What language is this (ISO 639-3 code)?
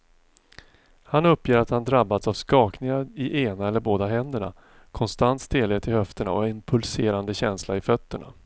swe